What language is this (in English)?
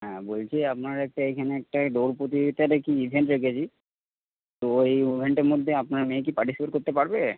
Bangla